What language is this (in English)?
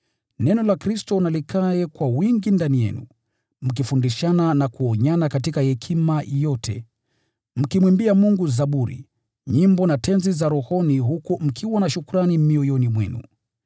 Swahili